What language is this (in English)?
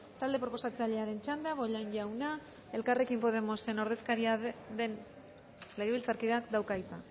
Basque